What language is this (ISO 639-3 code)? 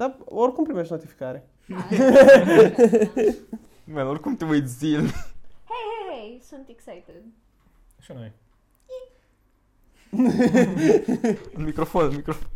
ron